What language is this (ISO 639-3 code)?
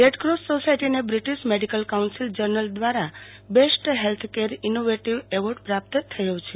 guj